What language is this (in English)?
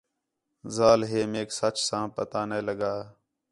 Khetrani